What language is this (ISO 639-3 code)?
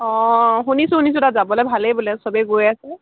asm